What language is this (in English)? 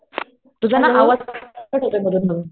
Marathi